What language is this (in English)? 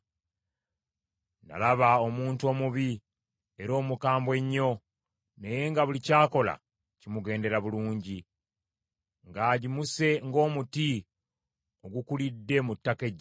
Ganda